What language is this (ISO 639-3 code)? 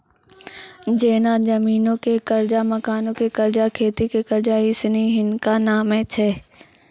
mai